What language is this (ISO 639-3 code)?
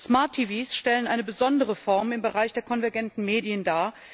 deu